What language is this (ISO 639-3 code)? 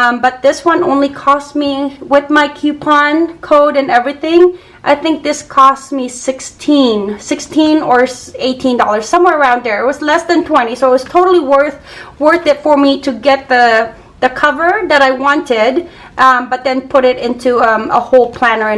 eng